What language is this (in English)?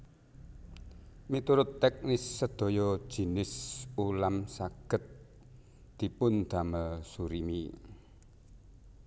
Javanese